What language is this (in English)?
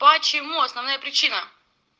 Russian